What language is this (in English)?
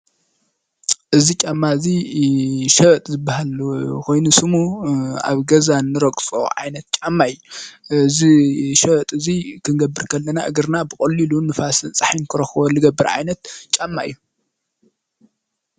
Tigrinya